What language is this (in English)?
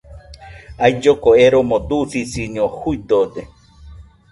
Nüpode Huitoto